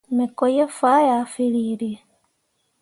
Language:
Mundang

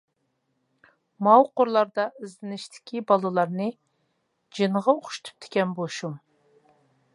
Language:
Uyghur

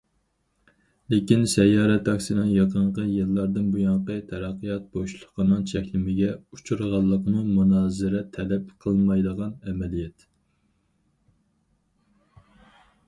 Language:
Uyghur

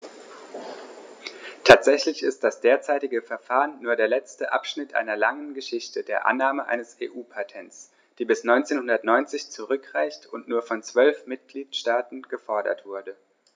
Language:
German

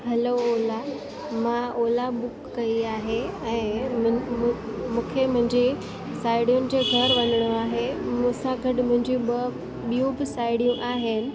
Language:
Sindhi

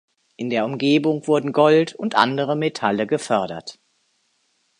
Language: German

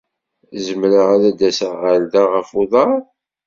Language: Kabyle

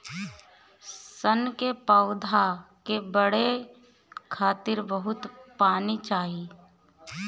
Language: Bhojpuri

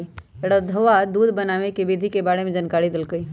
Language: Magahi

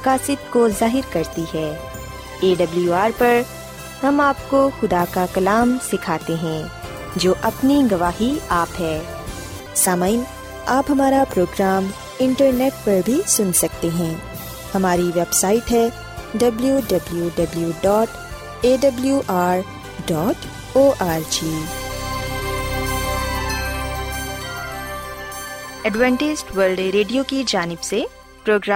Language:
Urdu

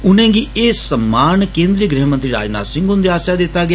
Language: Dogri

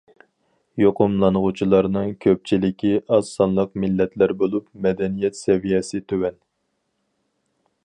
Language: Uyghur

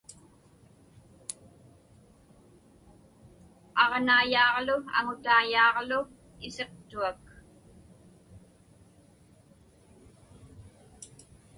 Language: Inupiaq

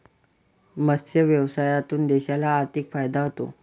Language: Marathi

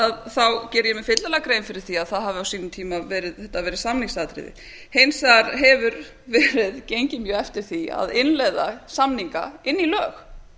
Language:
Icelandic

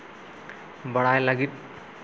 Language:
Santali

